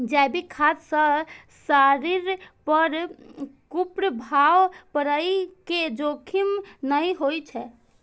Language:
Maithili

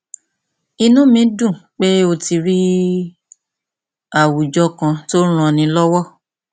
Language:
Yoruba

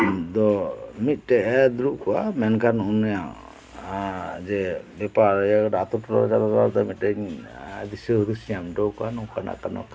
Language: Santali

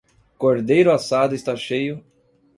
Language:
Portuguese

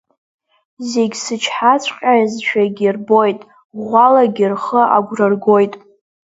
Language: Abkhazian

